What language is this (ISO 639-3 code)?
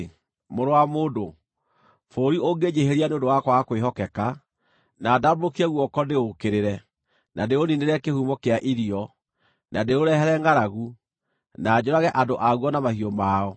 kik